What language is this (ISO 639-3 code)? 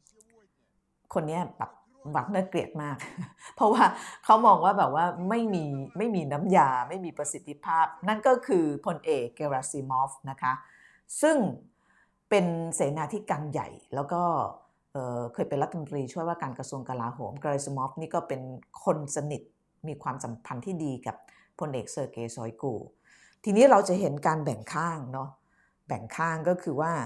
tha